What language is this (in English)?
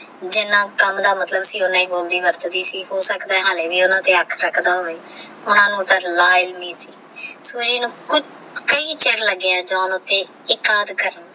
Punjabi